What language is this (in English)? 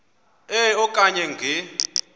Xhosa